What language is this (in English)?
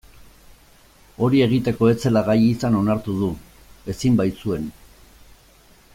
Basque